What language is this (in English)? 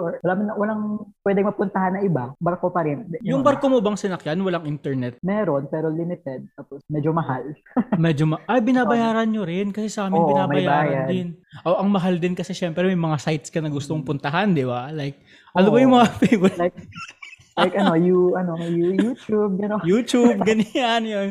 Filipino